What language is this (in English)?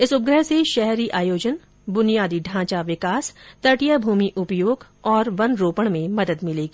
Hindi